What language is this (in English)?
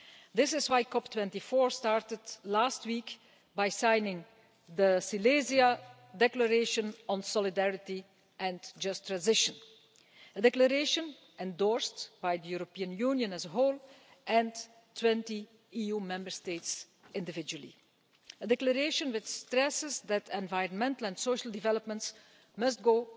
English